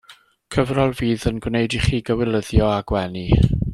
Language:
Welsh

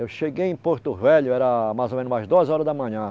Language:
Portuguese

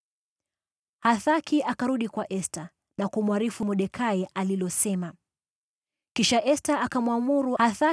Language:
Swahili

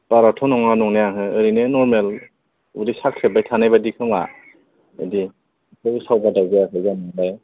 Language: Bodo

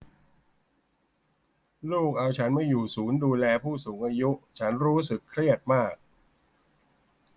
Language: Thai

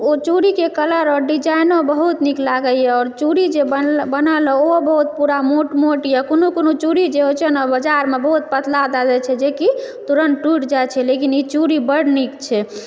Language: Maithili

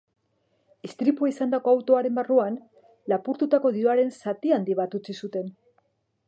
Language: Basque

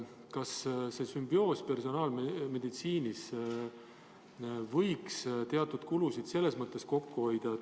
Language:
Estonian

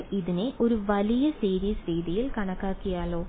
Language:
Malayalam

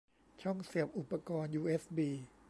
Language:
Thai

